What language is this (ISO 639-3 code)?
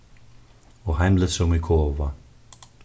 fao